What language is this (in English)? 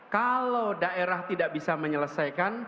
Indonesian